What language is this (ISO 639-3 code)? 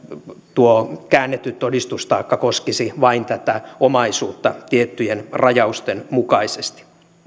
fin